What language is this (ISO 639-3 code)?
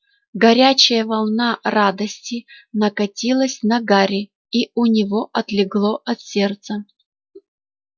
rus